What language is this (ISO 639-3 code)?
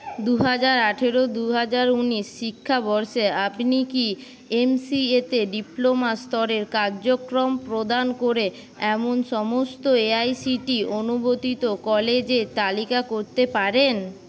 ben